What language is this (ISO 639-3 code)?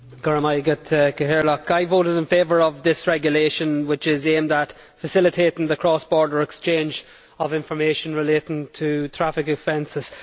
eng